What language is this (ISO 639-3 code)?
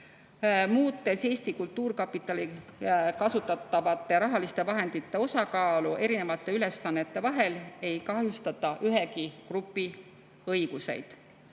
est